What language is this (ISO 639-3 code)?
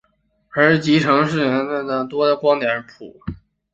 zho